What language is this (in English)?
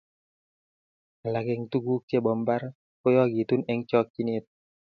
Kalenjin